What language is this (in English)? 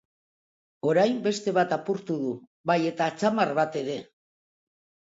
Basque